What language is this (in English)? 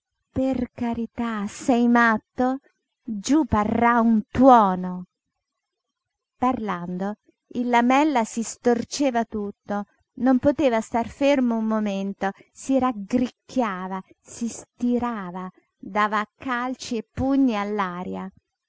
Italian